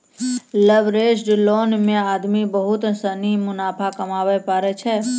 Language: Maithili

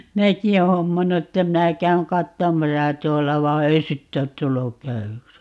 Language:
Finnish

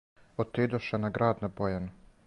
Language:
Serbian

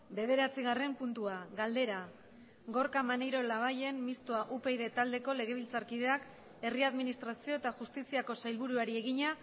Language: Basque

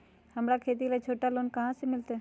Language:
Magahi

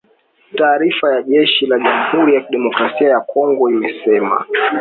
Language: Swahili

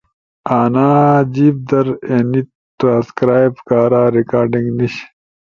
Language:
Ushojo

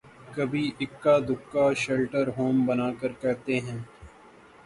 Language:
Urdu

